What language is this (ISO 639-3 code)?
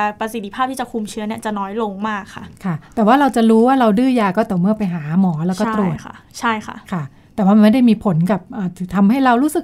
tha